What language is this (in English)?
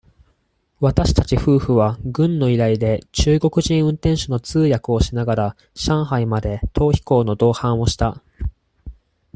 Japanese